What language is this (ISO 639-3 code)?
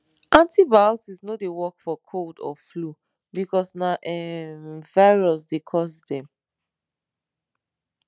pcm